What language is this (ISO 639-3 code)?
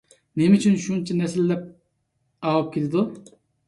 uig